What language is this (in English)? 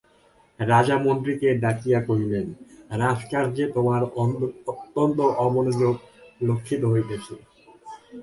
Bangla